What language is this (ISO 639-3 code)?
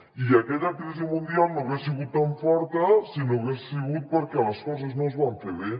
cat